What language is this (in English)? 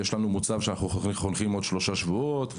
Hebrew